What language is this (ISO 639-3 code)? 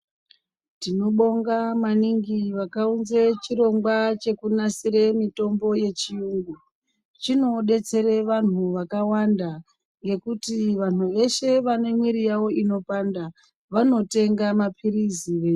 ndc